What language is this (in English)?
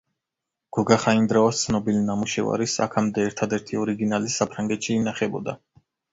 Georgian